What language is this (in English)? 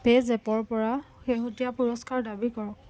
Assamese